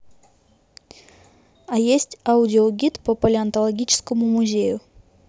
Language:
Russian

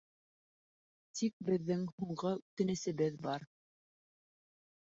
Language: Bashkir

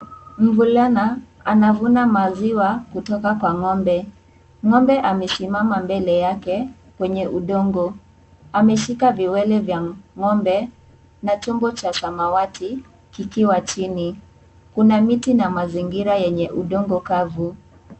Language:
Swahili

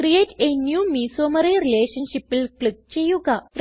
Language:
Malayalam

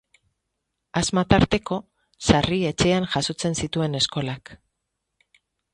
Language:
Basque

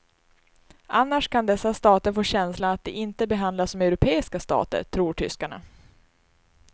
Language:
Swedish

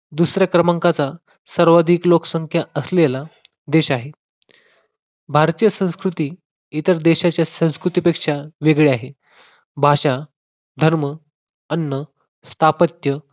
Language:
Marathi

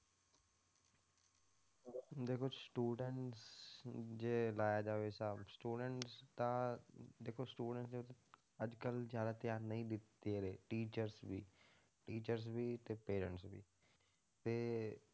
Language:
Punjabi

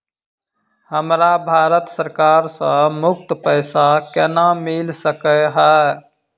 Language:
Maithili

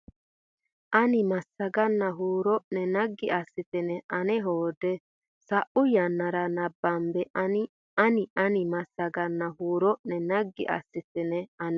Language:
Sidamo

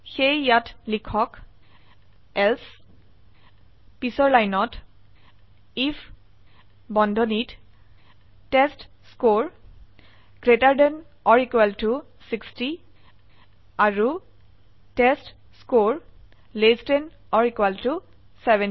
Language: Assamese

